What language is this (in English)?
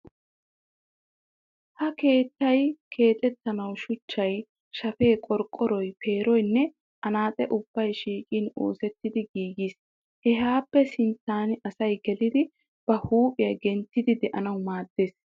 Wolaytta